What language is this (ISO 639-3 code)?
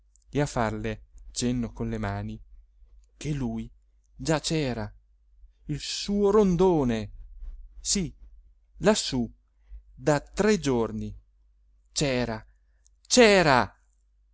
ita